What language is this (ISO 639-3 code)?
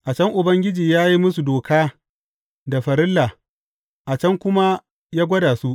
hau